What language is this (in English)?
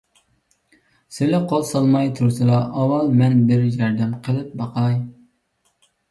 Uyghur